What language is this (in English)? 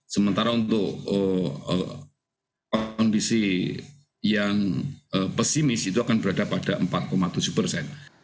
Indonesian